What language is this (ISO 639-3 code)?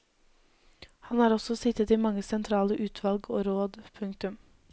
nor